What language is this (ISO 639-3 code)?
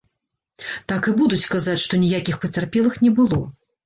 bel